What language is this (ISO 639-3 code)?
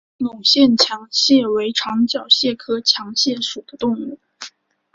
zho